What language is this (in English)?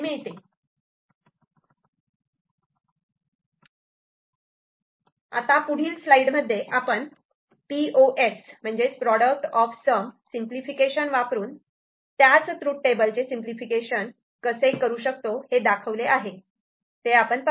Marathi